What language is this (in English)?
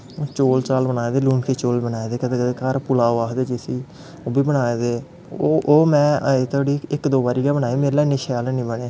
Dogri